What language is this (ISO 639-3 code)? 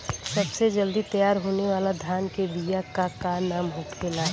bho